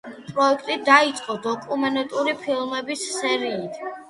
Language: Georgian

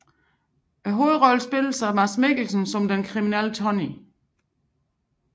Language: Danish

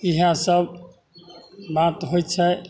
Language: Maithili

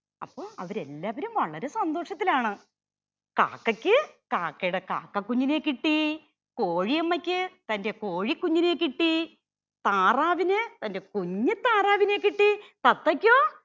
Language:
Malayalam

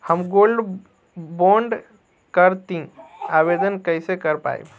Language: Bhojpuri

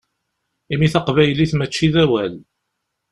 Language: Kabyle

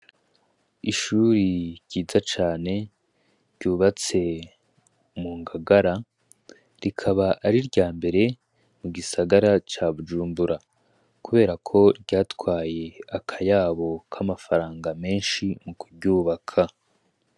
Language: Rundi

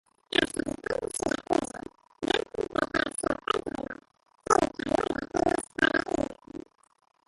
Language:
Catalan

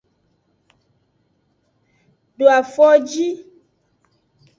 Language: Aja (Benin)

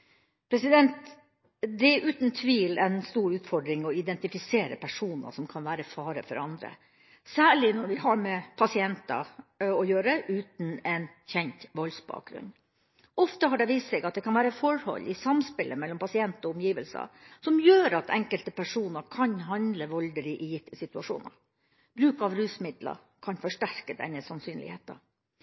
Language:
Norwegian Bokmål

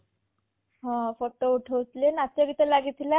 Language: Odia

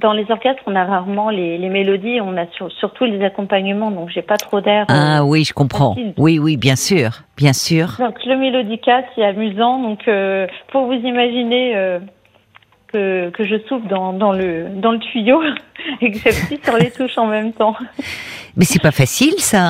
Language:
French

